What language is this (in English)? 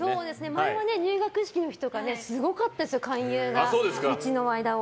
Japanese